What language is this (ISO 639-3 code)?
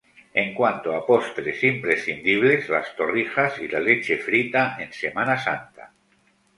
spa